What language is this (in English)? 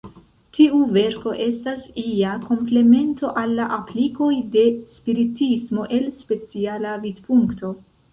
Esperanto